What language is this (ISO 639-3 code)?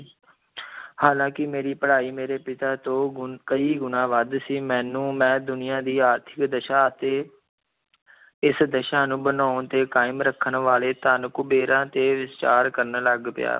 pan